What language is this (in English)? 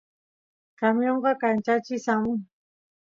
Santiago del Estero Quichua